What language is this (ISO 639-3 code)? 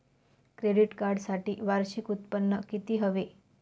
mar